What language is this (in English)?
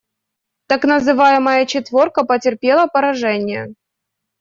Russian